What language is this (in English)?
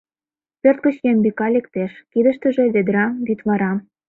Mari